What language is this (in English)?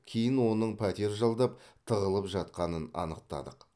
Kazakh